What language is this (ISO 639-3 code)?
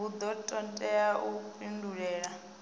ven